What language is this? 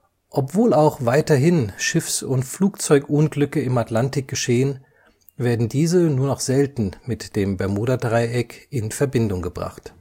German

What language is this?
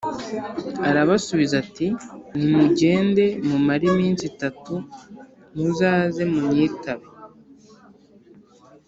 Kinyarwanda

